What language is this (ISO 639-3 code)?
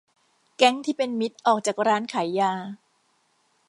tha